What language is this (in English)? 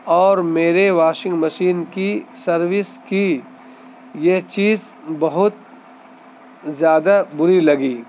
Urdu